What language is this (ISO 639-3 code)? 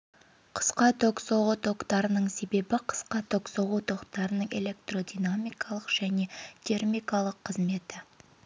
kaz